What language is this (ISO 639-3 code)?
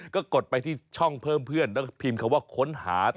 tha